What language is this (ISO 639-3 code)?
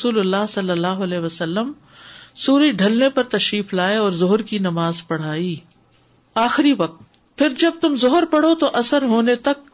urd